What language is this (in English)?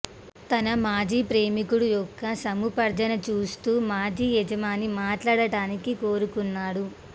Telugu